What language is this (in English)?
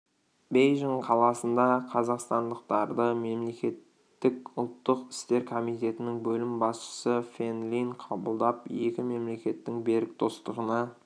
Kazakh